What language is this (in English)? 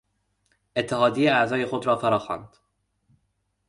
Persian